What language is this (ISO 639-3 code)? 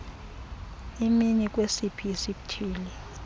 xho